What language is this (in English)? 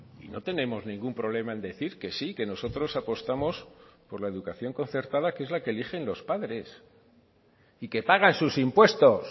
Spanish